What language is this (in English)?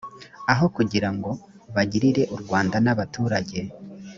Kinyarwanda